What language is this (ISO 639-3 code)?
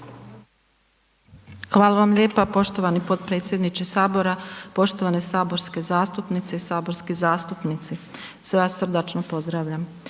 hrv